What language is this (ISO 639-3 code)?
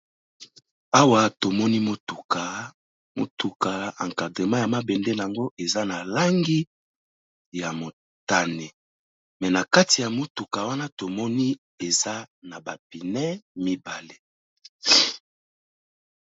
lin